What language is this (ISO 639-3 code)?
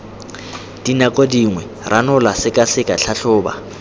tsn